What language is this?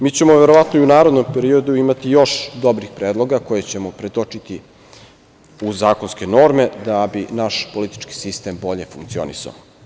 Serbian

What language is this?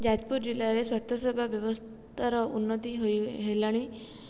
Odia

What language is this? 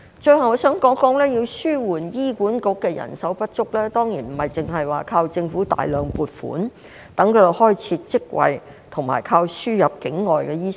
Cantonese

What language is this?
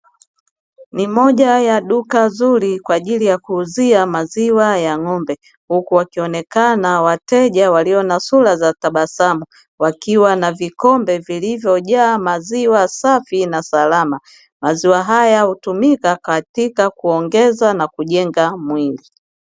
Swahili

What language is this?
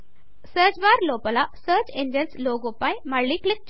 Telugu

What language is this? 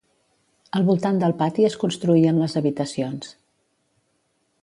Catalan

